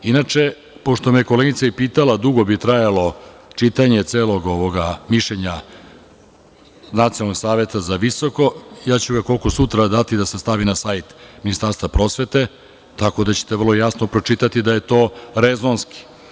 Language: Serbian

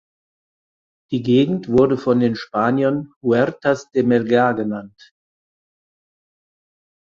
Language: German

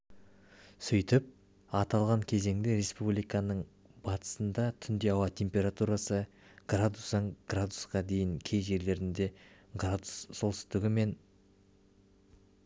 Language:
Kazakh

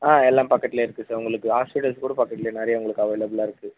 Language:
Tamil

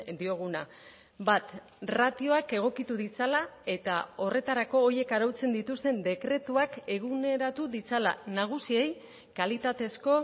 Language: Basque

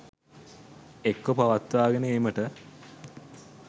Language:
Sinhala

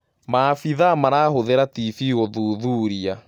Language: Kikuyu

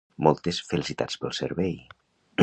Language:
Catalan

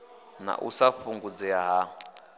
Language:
Venda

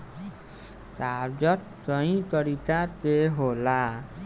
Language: Bhojpuri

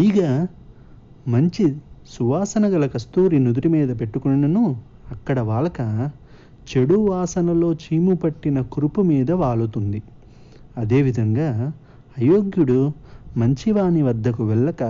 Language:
Telugu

